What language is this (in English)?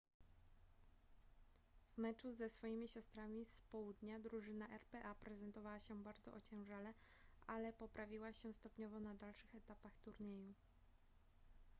Polish